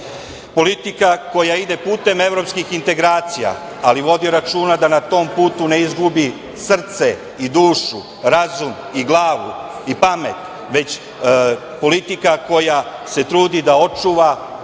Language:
Serbian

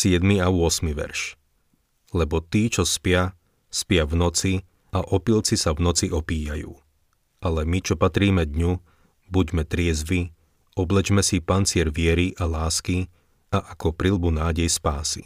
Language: Slovak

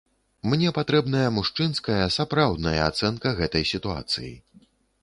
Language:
Belarusian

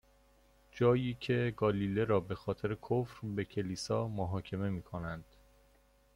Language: Persian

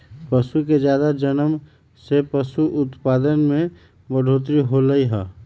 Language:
Magahi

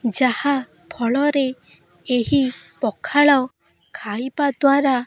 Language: Odia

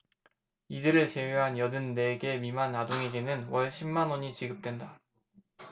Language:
Korean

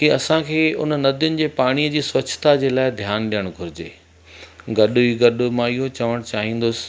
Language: Sindhi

